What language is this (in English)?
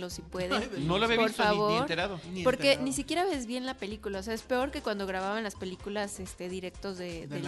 Spanish